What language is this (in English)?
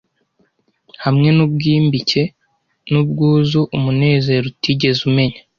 Kinyarwanda